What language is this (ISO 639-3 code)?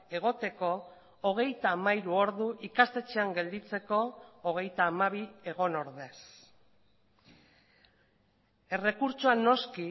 eus